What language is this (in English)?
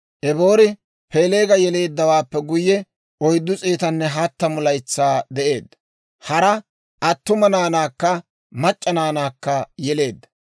Dawro